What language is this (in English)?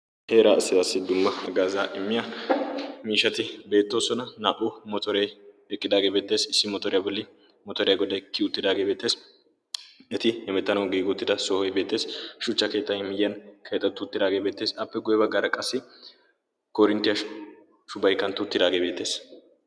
Wolaytta